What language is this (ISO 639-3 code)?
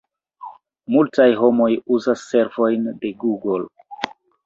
epo